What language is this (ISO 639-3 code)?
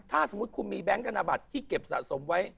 tha